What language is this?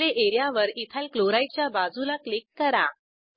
Marathi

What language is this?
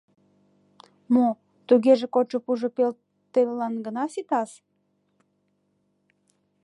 Mari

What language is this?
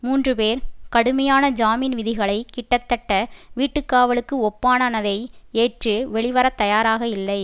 Tamil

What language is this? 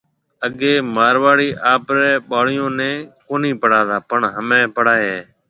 Marwari (Pakistan)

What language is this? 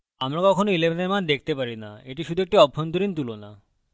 Bangla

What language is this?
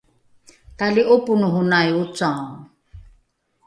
Rukai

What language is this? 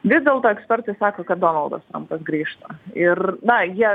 Lithuanian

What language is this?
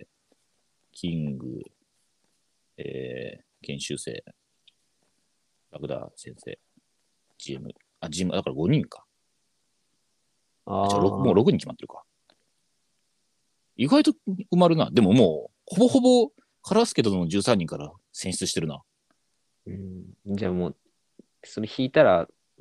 Japanese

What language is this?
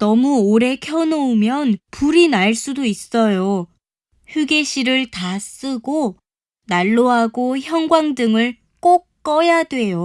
Korean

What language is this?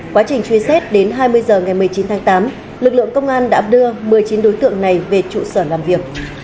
Vietnamese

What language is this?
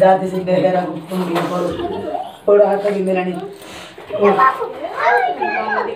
Korean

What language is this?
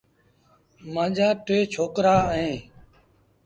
Sindhi Bhil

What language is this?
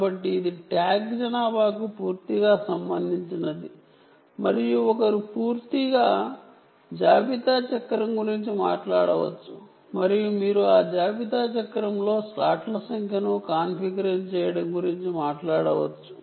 Telugu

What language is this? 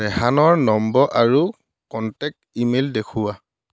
Assamese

